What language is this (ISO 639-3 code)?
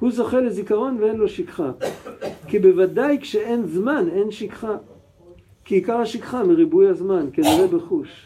heb